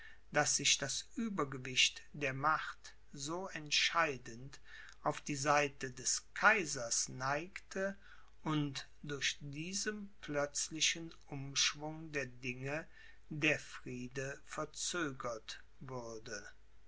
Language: German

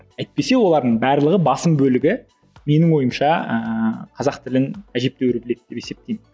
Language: Kazakh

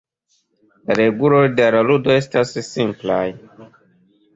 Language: Esperanto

